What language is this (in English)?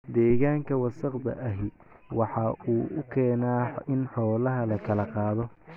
Somali